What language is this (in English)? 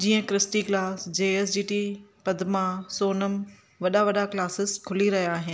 Sindhi